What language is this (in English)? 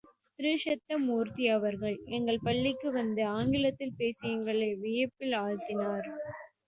Tamil